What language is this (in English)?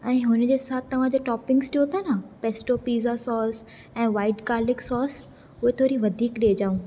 Sindhi